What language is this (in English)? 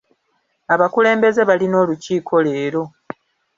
Ganda